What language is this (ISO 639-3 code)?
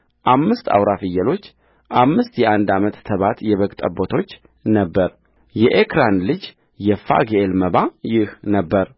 amh